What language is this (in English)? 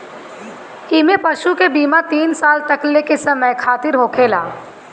Bhojpuri